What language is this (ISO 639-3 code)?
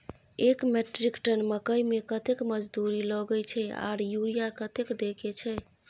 mai